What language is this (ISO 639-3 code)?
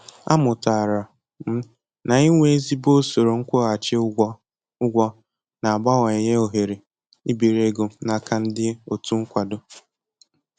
ibo